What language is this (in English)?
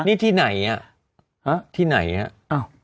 Thai